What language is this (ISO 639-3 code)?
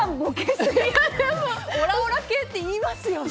jpn